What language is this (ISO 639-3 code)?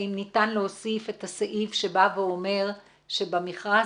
heb